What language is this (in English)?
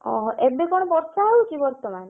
Odia